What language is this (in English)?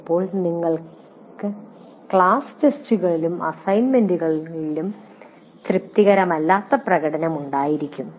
Malayalam